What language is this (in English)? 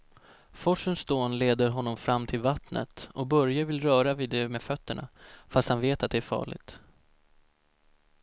Swedish